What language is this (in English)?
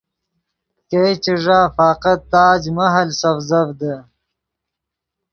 Yidgha